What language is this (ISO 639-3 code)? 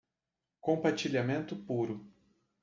por